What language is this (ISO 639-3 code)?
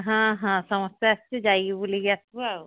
ori